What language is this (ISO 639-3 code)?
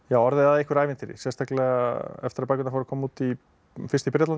isl